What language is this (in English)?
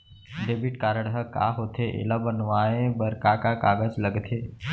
Chhattisgarhi